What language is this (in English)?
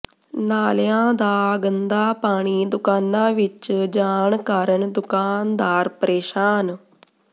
Punjabi